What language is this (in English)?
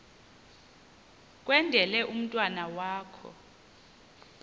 Xhosa